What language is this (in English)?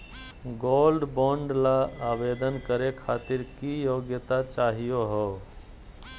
Magahi